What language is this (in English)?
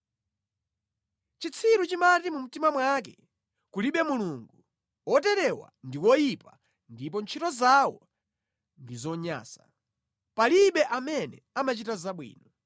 Nyanja